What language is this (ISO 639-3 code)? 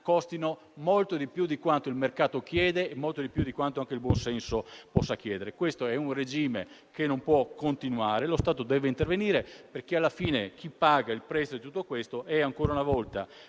ita